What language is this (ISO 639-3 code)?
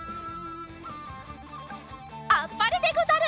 jpn